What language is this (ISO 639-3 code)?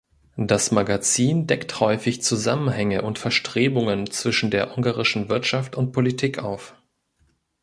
deu